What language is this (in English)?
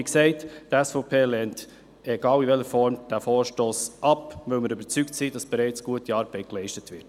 Swiss German